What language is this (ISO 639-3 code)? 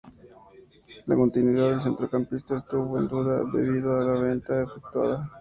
spa